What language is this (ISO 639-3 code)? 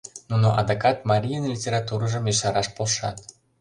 chm